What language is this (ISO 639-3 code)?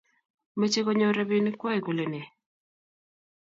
kln